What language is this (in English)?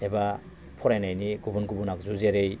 Bodo